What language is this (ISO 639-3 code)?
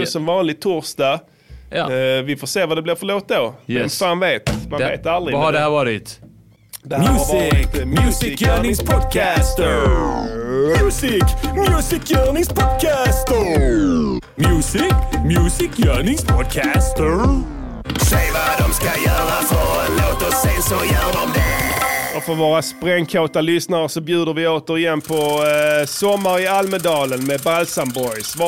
swe